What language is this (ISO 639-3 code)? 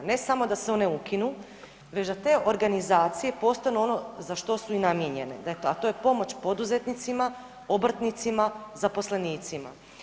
hrv